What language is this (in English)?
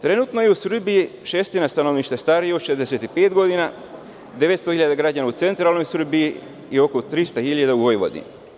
Serbian